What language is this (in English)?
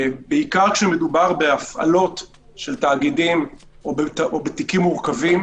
Hebrew